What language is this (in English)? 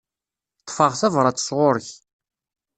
Kabyle